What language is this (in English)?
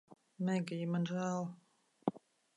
Latvian